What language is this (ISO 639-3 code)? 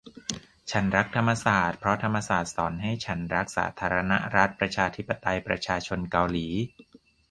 tha